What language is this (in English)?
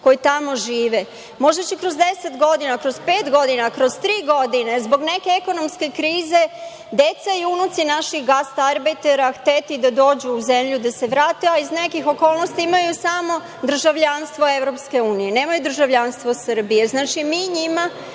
Serbian